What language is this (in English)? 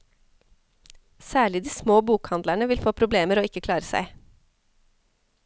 Norwegian